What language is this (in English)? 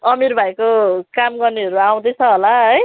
Nepali